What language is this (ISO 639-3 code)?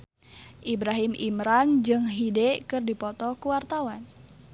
sun